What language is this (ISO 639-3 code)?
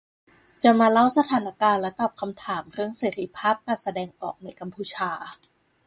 tha